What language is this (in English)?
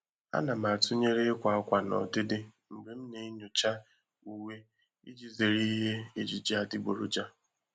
Igbo